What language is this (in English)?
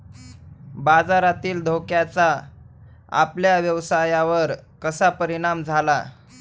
Marathi